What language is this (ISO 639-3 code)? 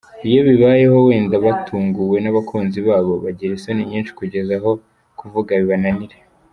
kin